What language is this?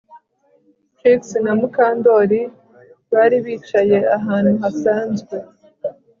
Kinyarwanda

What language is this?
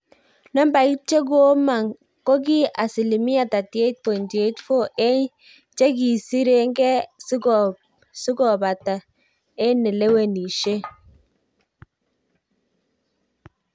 Kalenjin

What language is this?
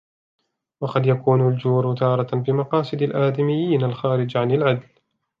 Arabic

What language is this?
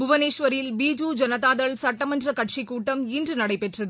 Tamil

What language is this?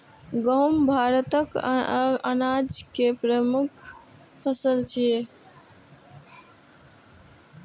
Maithili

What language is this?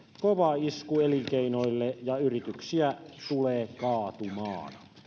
Finnish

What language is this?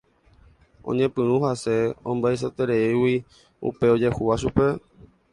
Guarani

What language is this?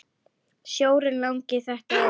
Icelandic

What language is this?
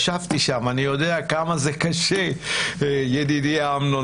Hebrew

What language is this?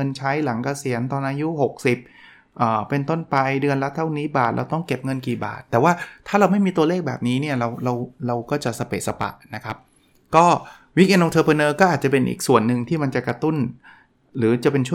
Thai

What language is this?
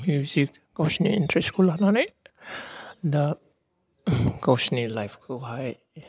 Bodo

